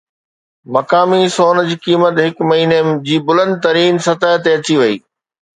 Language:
Sindhi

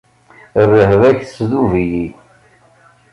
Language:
Kabyle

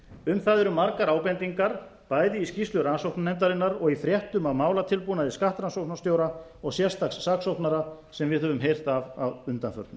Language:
Icelandic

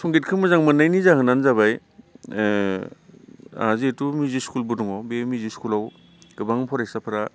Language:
Bodo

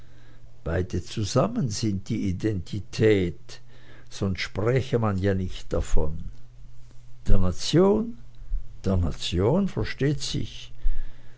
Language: German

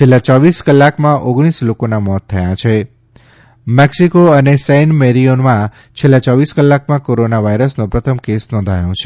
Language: Gujarati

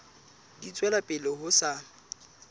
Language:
Southern Sotho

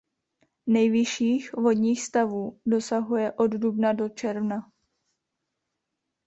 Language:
Czech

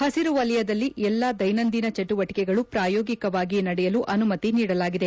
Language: Kannada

